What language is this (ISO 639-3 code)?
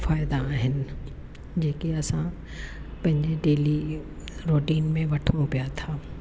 snd